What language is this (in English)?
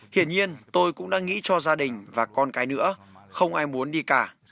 Vietnamese